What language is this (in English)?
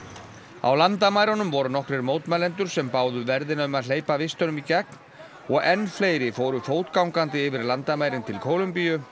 Icelandic